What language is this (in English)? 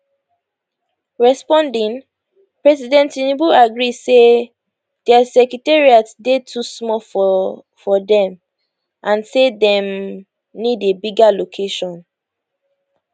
Nigerian Pidgin